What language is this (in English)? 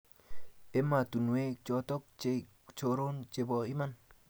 Kalenjin